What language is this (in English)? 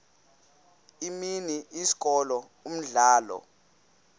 Xhosa